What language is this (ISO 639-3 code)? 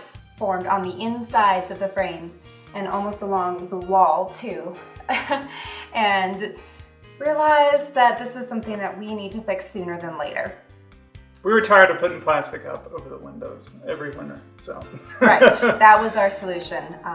eng